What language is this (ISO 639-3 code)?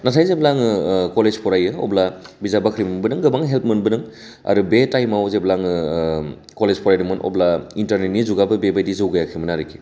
brx